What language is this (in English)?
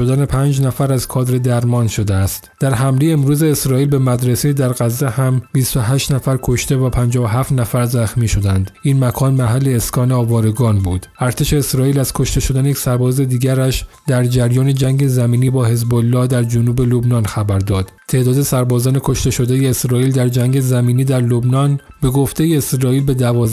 Persian